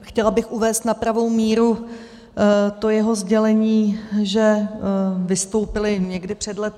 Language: Czech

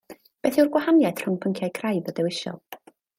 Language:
Welsh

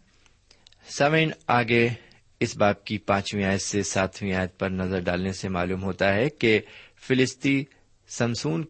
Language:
Urdu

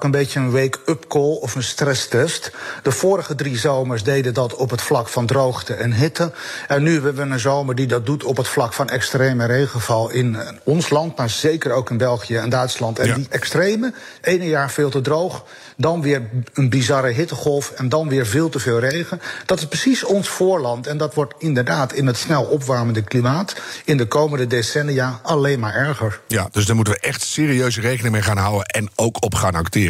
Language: Dutch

